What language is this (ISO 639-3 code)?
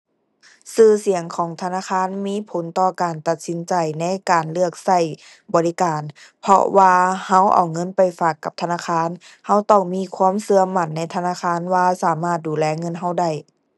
tha